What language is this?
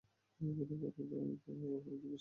Bangla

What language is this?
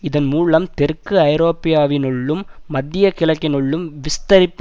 Tamil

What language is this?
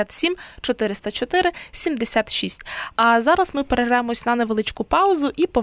Ukrainian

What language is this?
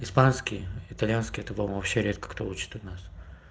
Russian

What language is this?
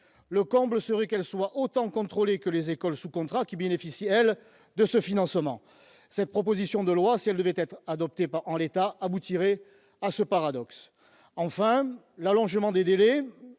French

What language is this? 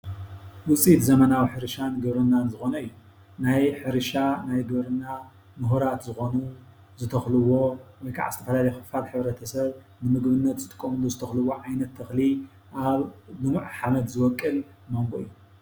Tigrinya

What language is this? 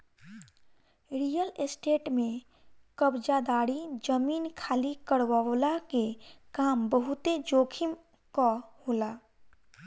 Bhojpuri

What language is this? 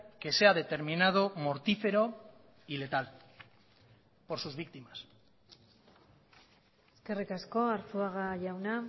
Spanish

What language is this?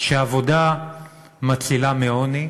Hebrew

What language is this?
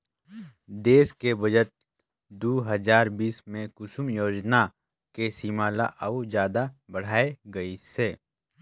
Chhattisgarhi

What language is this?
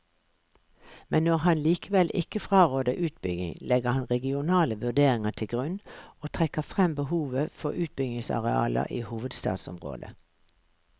Norwegian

